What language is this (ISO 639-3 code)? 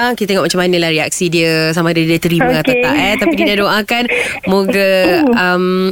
msa